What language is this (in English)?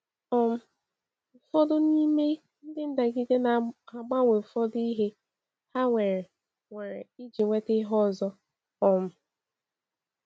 Igbo